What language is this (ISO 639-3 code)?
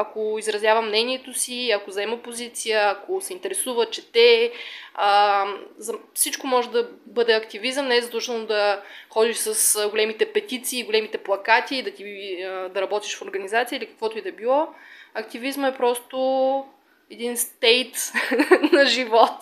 bul